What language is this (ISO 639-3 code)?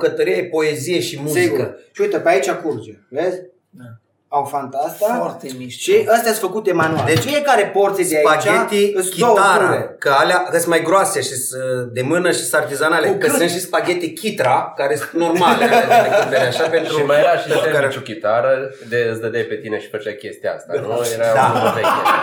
ron